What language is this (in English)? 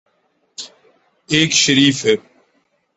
Urdu